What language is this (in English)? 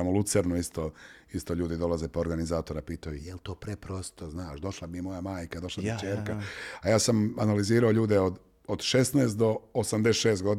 Croatian